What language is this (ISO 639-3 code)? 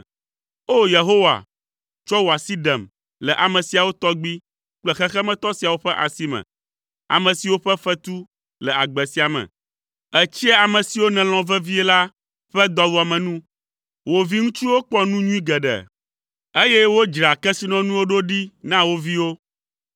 ewe